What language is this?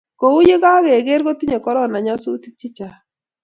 Kalenjin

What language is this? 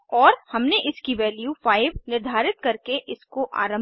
Hindi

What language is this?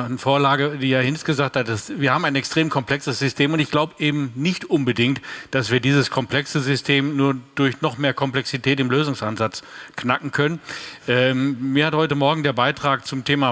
German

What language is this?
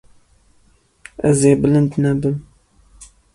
Kurdish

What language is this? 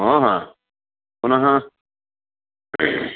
Sanskrit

